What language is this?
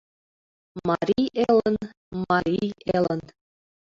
Mari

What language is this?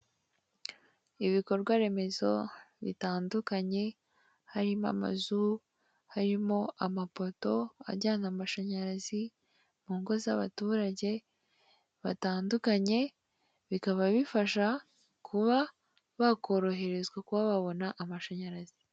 Kinyarwanda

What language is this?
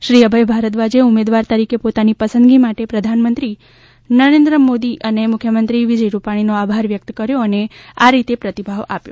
Gujarati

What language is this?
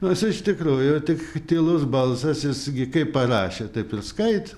Lithuanian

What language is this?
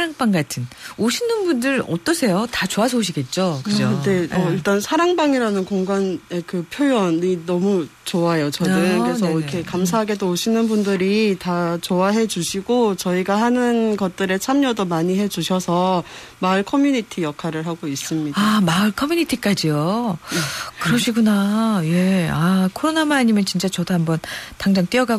Korean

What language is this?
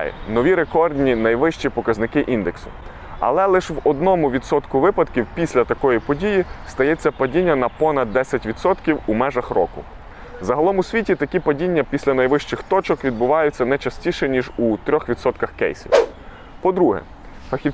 Ukrainian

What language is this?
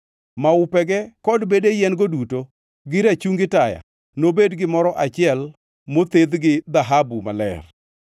Luo (Kenya and Tanzania)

